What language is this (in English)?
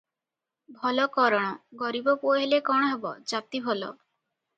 Odia